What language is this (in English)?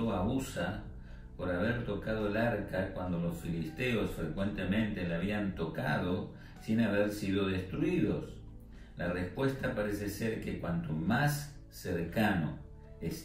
Spanish